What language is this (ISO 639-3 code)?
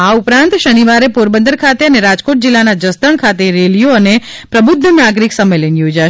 guj